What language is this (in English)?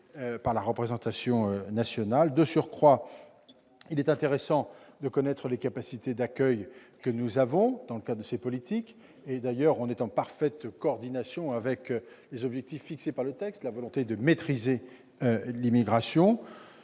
French